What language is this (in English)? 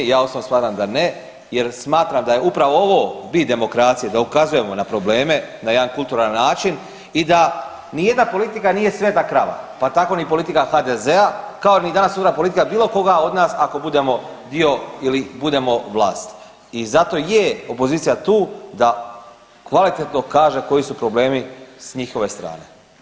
Croatian